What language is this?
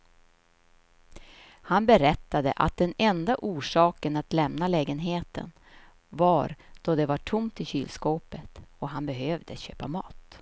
Swedish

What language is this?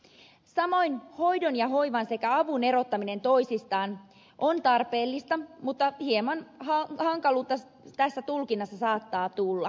Finnish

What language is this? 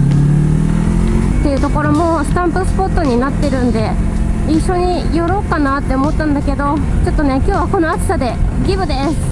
Japanese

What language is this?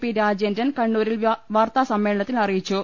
Malayalam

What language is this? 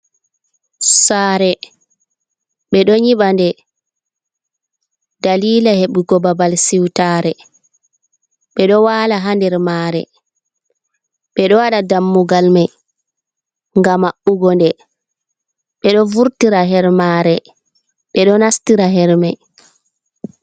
Fula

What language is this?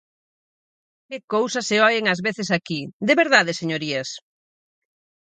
Galician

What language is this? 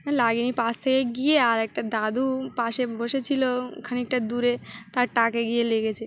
Bangla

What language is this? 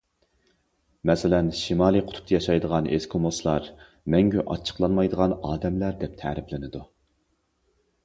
Uyghur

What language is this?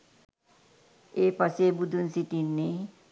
Sinhala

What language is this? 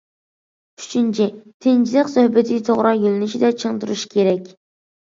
Uyghur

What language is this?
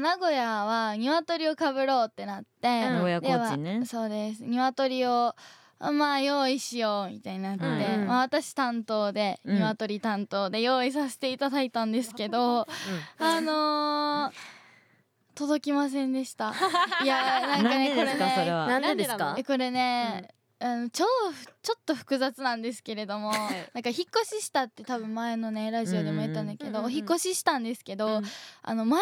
Japanese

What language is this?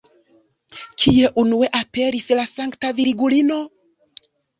Esperanto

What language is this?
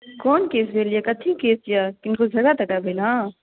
Maithili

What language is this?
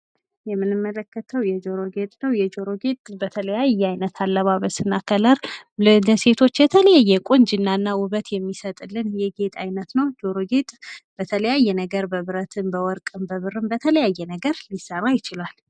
Amharic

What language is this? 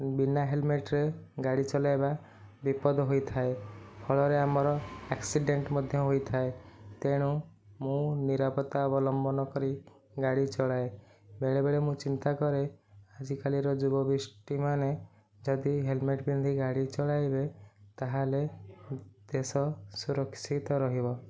Odia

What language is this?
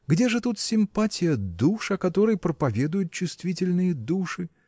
Russian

